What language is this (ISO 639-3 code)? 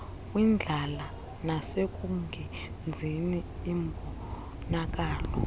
xho